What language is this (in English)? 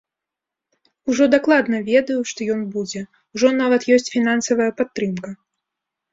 Belarusian